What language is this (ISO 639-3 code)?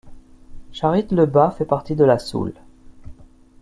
fra